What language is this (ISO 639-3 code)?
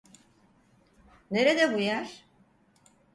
tur